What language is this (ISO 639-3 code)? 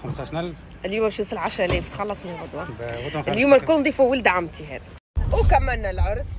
ara